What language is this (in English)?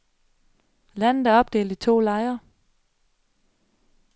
Danish